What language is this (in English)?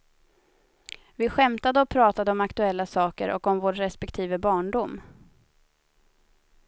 Swedish